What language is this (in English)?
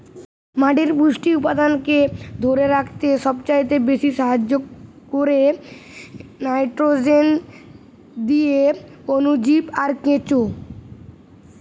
Bangla